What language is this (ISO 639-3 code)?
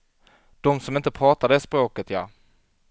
swe